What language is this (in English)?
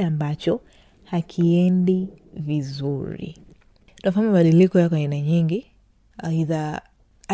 Swahili